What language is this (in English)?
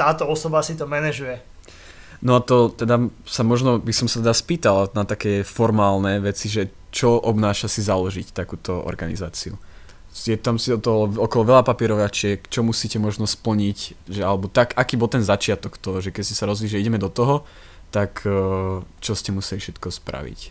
Slovak